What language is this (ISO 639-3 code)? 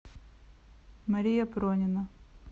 rus